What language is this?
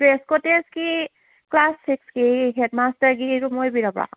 Manipuri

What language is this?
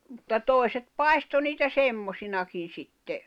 Finnish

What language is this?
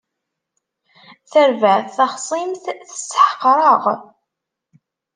Kabyle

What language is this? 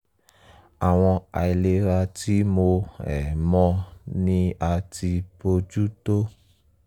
Yoruba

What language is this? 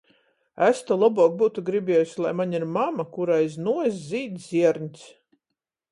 Latgalian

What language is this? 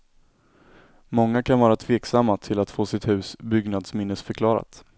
Swedish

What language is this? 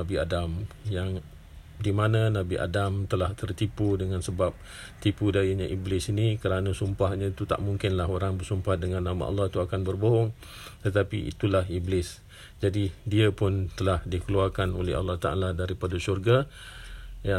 Malay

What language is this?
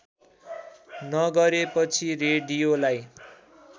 Nepali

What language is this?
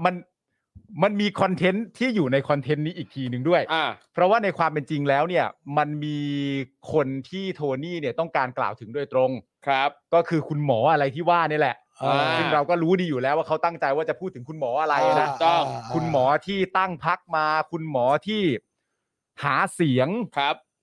Thai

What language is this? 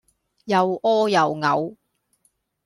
Cantonese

